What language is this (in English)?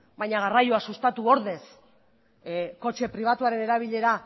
Basque